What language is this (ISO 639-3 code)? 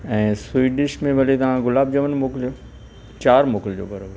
snd